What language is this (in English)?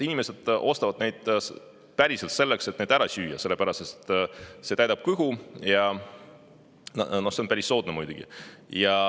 Estonian